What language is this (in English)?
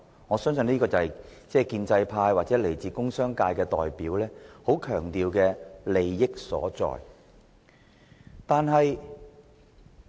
Cantonese